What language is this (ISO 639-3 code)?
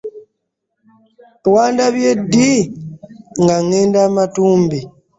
lug